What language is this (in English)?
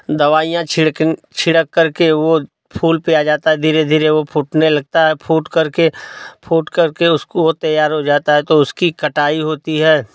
Hindi